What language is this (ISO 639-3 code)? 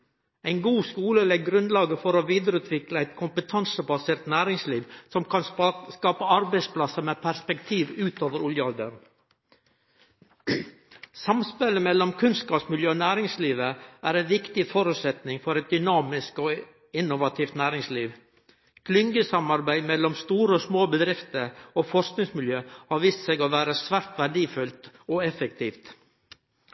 nno